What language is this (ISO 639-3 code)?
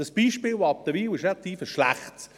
gsw